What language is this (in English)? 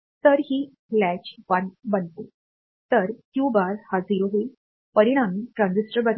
Marathi